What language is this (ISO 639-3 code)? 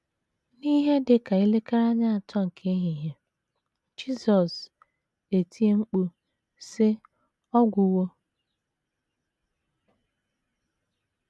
ibo